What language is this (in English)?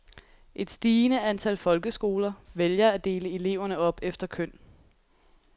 Danish